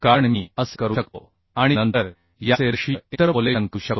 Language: Marathi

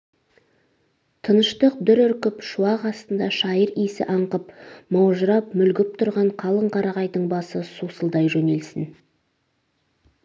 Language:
Kazakh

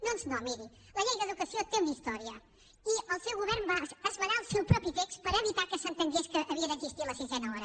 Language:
Catalan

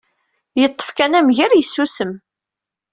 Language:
Kabyle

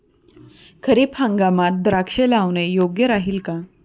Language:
Marathi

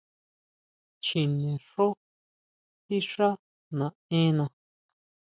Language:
Huautla Mazatec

